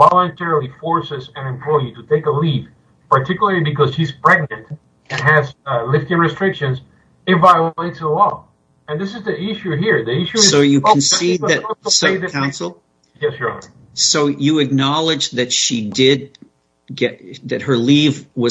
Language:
English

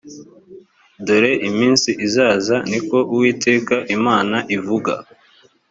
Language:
Kinyarwanda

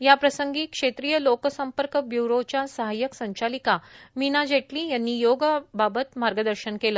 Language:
Marathi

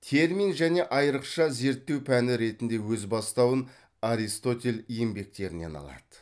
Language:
Kazakh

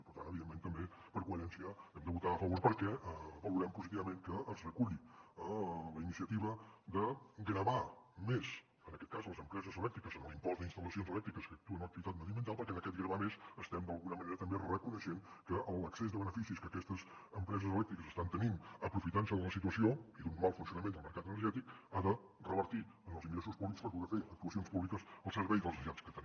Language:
Catalan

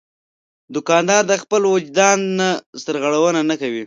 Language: Pashto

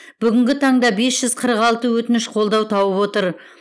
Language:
Kazakh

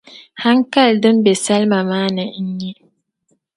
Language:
Dagbani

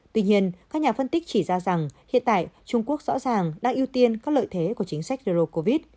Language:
Vietnamese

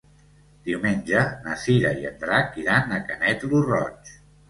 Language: Catalan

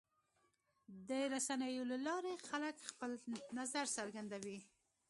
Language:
Pashto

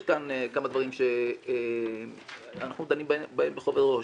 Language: Hebrew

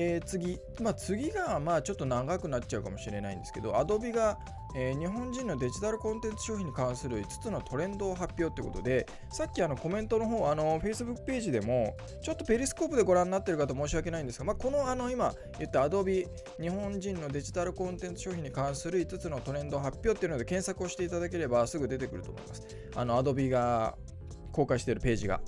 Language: Japanese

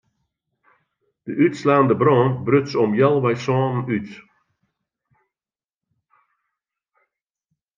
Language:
Western Frisian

